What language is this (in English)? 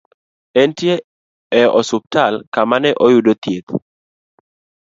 Luo (Kenya and Tanzania)